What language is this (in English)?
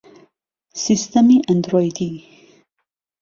Central Kurdish